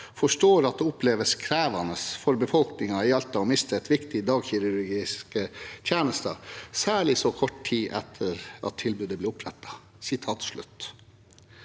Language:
Norwegian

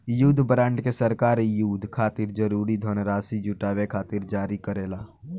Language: Bhojpuri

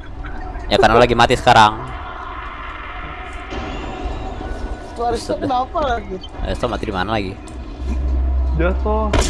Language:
Indonesian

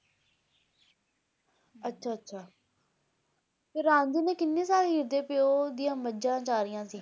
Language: Punjabi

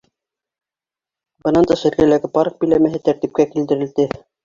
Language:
Bashkir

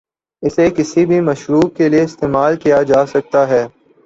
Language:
Urdu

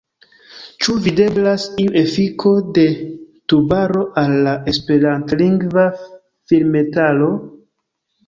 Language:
Esperanto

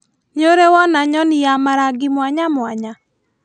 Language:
Kikuyu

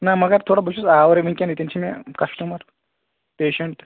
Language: Kashmiri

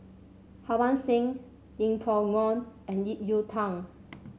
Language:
English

